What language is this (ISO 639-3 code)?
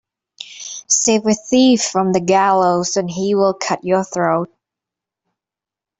eng